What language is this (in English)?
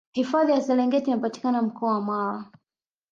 Swahili